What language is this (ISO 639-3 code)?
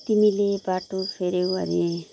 nep